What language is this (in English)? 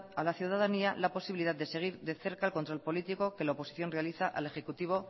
Spanish